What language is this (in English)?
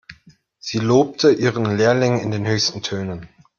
German